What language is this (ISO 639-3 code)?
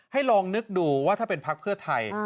tha